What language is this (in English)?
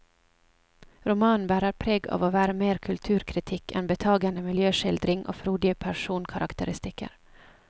Norwegian